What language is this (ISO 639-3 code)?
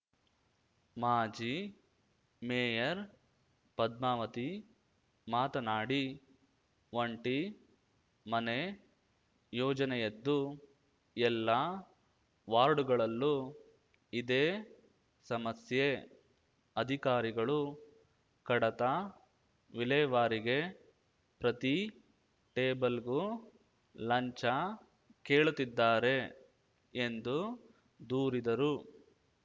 kan